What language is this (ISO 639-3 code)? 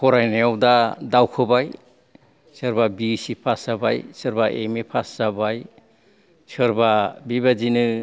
brx